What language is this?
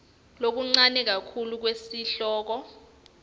Swati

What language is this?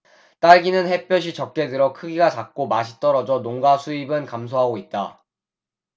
Korean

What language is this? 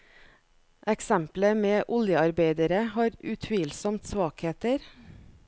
Norwegian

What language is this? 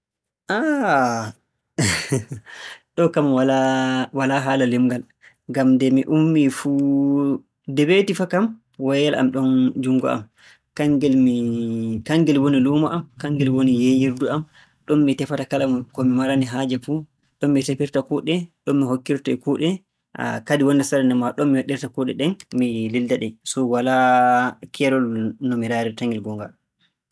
Borgu Fulfulde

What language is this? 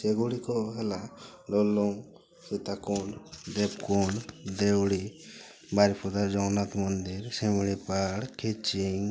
Odia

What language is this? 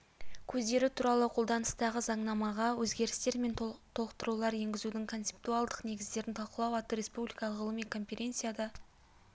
Kazakh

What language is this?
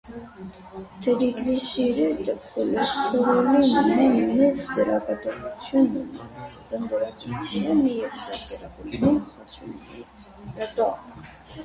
Armenian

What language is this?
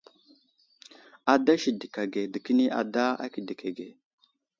Wuzlam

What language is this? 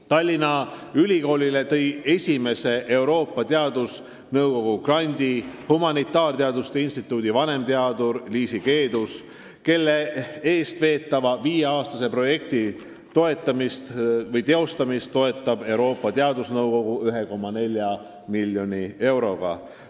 Estonian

